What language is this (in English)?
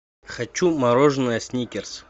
Russian